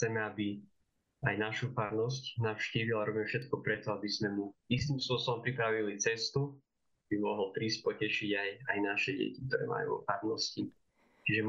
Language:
Slovak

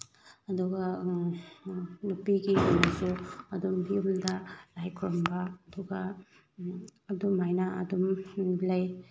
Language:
Manipuri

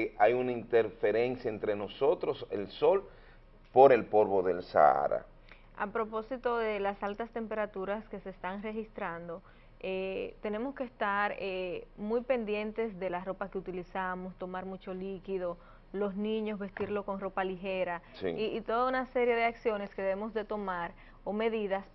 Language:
Spanish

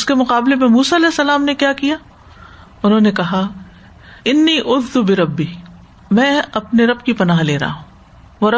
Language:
Urdu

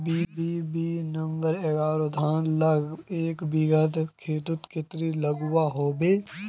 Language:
Magahi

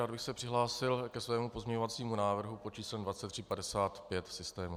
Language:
Czech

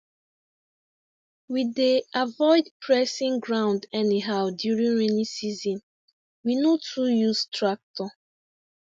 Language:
Nigerian Pidgin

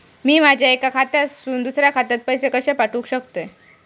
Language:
Marathi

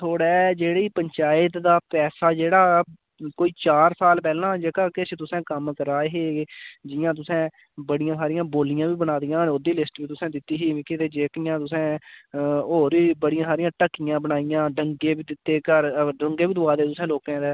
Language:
Dogri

